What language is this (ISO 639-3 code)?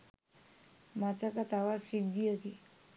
sin